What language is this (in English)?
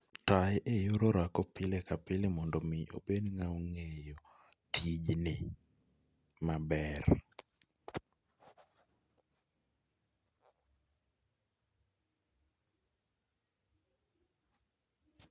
Luo (Kenya and Tanzania)